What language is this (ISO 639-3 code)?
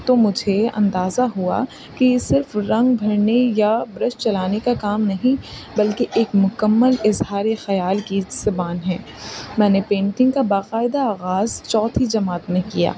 urd